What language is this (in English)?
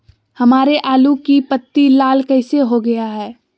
Magahi